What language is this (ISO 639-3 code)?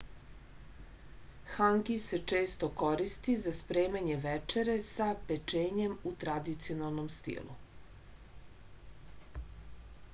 srp